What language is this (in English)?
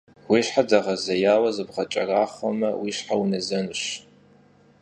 Kabardian